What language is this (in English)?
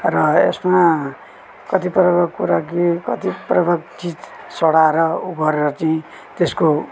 Nepali